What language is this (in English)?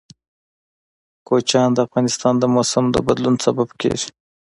Pashto